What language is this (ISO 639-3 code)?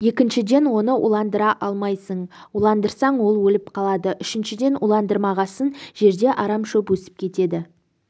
kaz